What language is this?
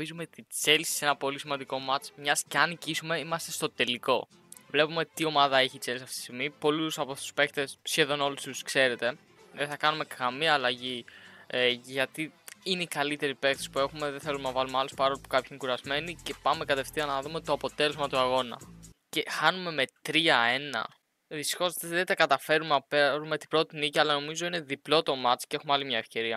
Greek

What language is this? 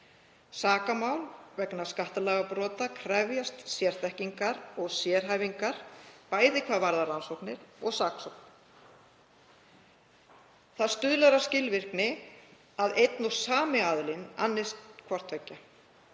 Icelandic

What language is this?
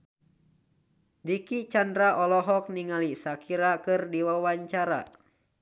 Sundanese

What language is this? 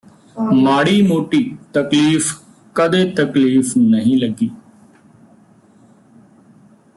Punjabi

